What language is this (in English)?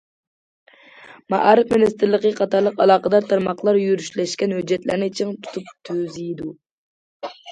Uyghur